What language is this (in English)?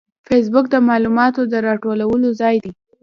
Pashto